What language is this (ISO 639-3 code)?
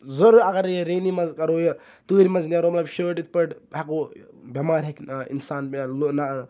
kas